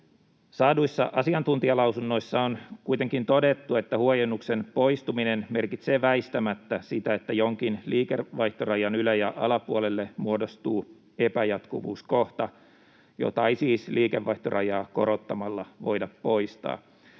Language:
Finnish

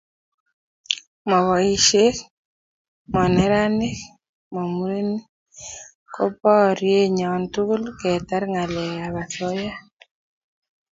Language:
Kalenjin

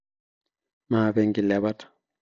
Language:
Masai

